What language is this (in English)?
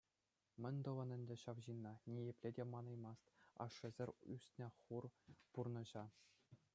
Chuvash